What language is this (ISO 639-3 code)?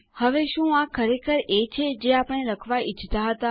guj